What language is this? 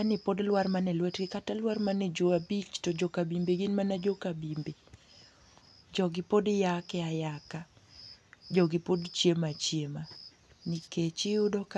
Luo (Kenya and Tanzania)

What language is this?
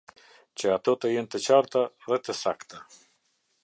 Albanian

